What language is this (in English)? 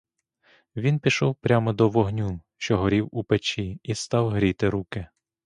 Ukrainian